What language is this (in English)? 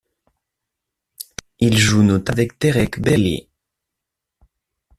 French